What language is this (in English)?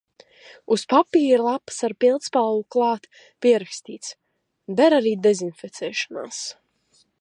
Latvian